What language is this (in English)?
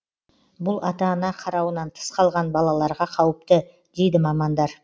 Kazakh